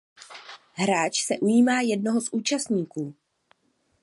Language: Czech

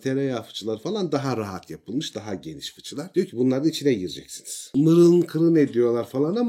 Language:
Turkish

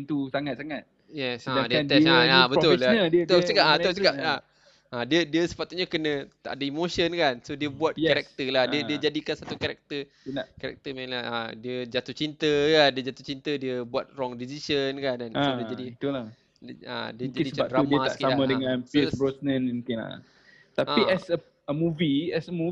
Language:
Malay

